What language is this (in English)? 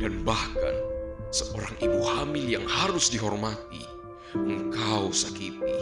Indonesian